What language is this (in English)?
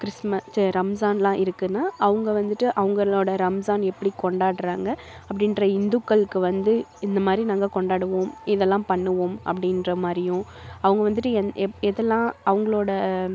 Tamil